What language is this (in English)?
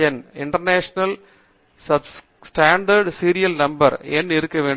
Tamil